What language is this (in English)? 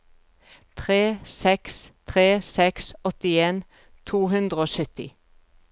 Norwegian